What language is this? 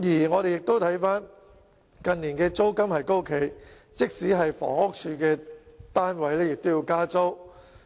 Cantonese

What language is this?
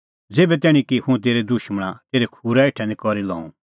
Kullu Pahari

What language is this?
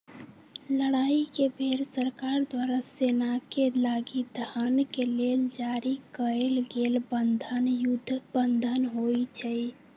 Magahi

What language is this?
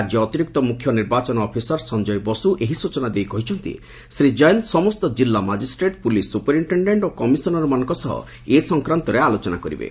Odia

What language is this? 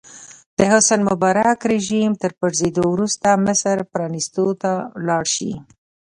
Pashto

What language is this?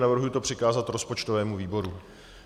Czech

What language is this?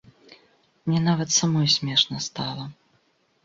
Belarusian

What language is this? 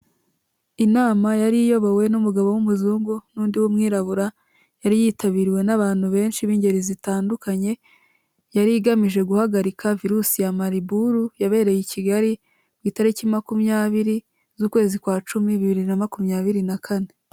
Kinyarwanda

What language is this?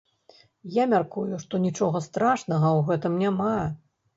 Belarusian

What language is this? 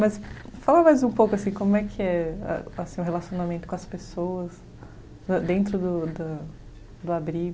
Portuguese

